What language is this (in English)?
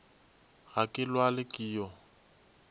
Northern Sotho